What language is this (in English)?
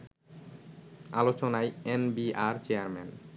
Bangla